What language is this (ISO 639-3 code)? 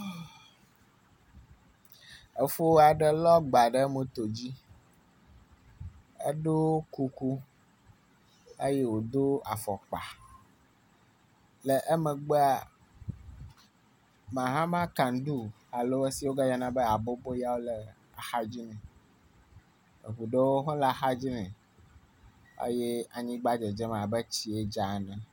ewe